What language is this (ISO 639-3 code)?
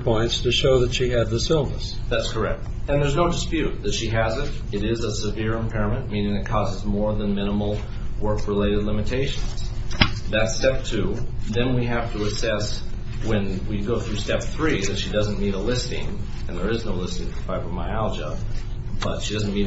eng